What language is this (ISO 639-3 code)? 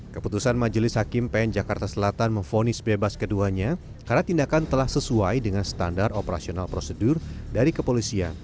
ind